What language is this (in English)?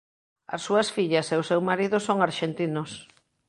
Galician